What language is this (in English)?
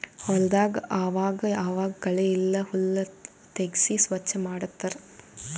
Kannada